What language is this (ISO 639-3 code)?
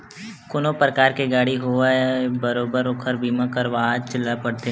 hne